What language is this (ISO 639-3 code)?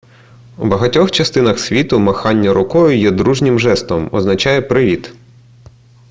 ukr